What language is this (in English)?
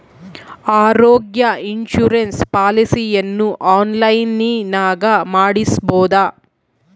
Kannada